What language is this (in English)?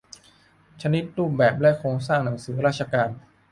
Thai